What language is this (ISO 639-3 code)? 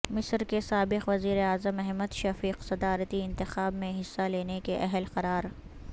urd